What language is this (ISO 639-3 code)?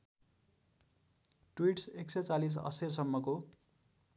nep